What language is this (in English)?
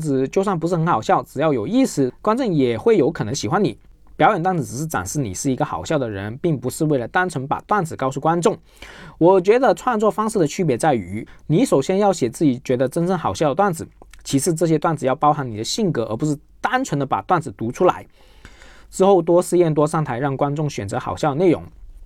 Chinese